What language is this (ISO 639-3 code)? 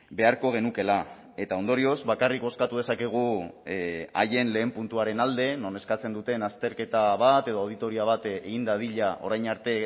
eus